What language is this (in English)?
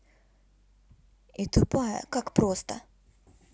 Russian